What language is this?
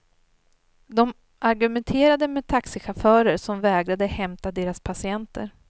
Swedish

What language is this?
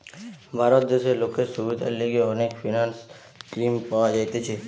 Bangla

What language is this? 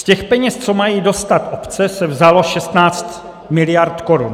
Czech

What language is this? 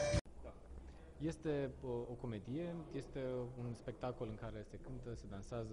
Romanian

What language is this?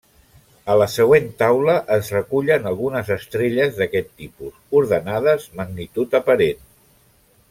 Catalan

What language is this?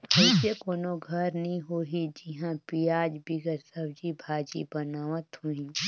Chhattisgarhi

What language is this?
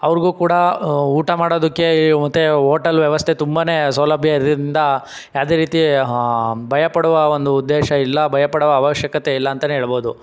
Kannada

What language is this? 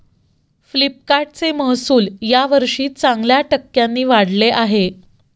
Marathi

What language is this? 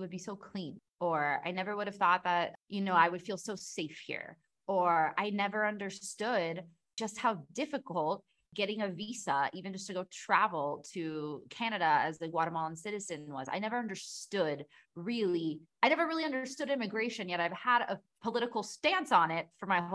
English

